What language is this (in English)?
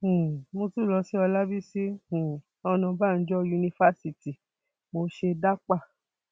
Yoruba